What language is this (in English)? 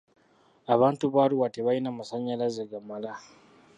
Ganda